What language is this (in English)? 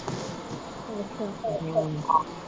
Punjabi